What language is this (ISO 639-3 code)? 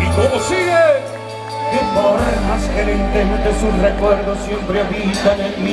ron